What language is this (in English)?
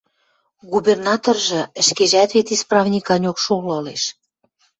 Western Mari